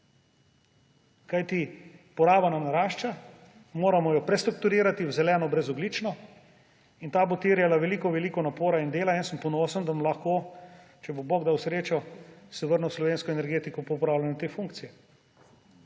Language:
Slovenian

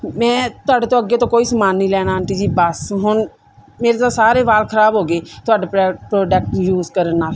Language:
Punjabi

